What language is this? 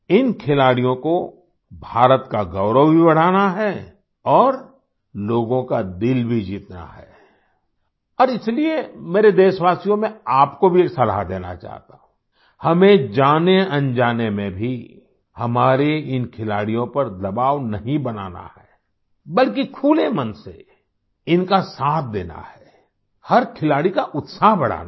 Hindi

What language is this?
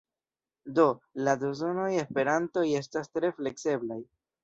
Esperanto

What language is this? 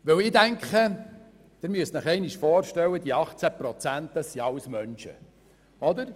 Swiss German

